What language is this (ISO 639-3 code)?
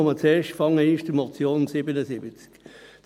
gsw